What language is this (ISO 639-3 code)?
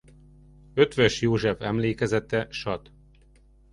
hun